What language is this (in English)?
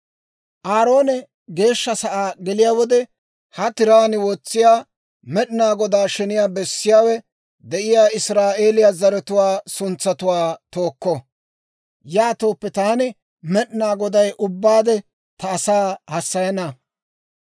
Dawro